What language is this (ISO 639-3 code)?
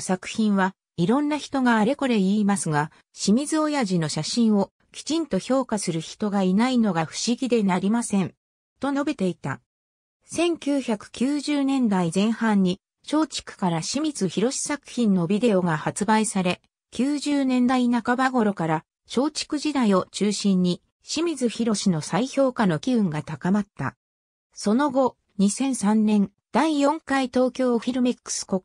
jpn